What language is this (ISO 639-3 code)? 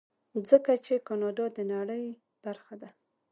pus